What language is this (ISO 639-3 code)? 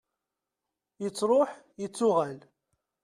kab